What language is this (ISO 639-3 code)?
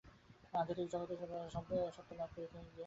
ben